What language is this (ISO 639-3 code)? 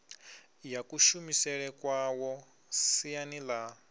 ven